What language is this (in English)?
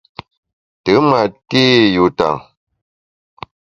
Bamun